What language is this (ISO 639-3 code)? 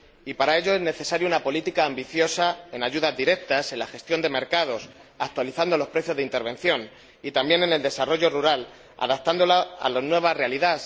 spa